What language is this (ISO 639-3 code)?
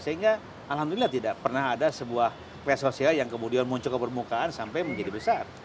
ind